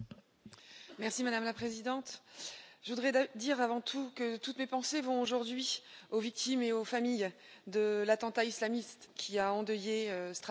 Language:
French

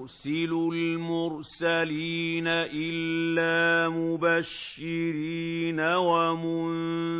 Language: Arabic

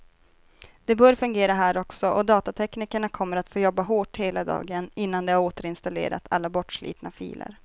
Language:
Swedish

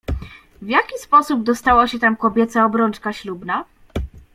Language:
Polish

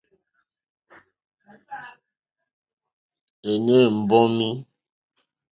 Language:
Mokpwe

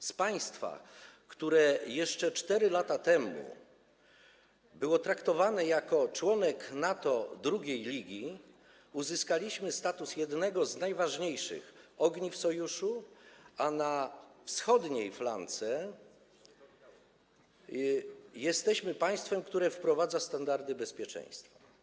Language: Polish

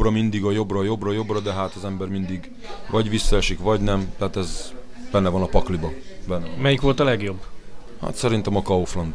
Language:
Hungarian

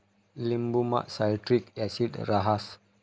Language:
Marathi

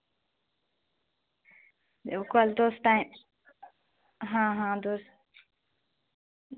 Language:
Dogri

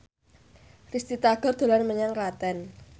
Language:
Javanese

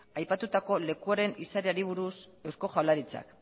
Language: Basque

